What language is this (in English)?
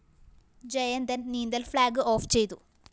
Malayalam